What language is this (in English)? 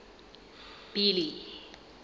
Southern Sotho